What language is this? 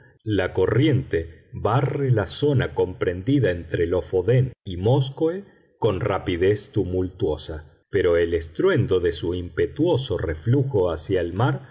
Spanish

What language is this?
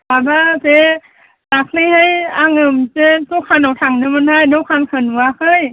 Bodo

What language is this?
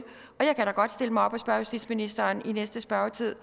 Danish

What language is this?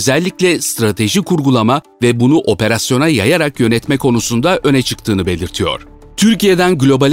Turkish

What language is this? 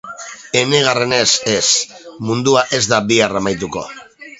Basque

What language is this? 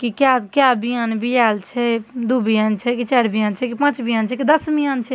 Maithili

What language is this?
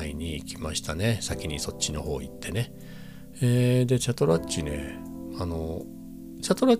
Japanese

